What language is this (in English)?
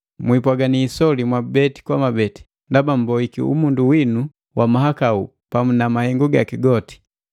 Matengo